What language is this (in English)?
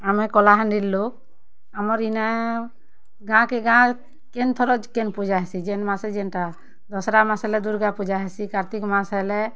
Odia